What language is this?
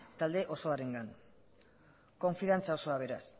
Basque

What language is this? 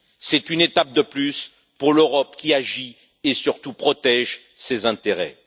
French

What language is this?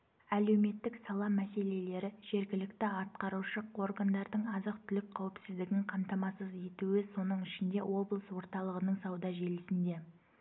Kazakh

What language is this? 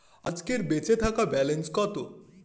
Bangla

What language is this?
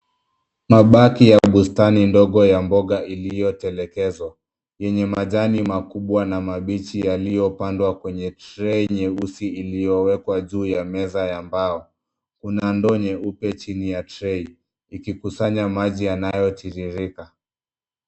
Swahili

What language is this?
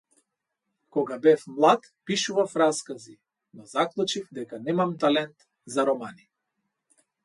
Macedonian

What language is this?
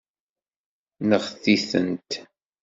Kabyle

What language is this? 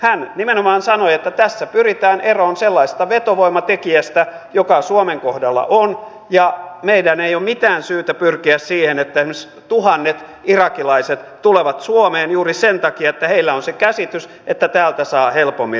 Finnish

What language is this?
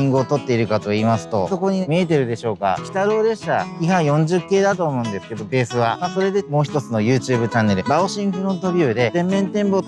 Japanese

